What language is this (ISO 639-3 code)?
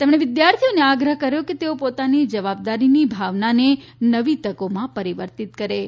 guj